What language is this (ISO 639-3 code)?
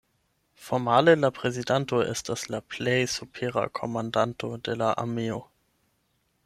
epo